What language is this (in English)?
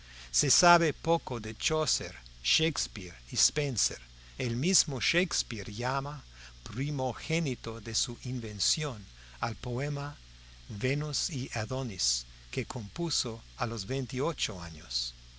Spanish